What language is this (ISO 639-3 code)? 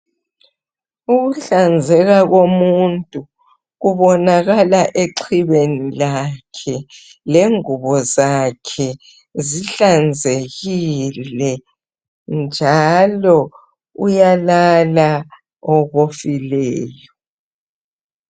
nde